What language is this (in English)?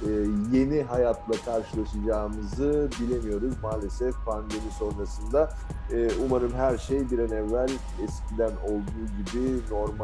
Turkish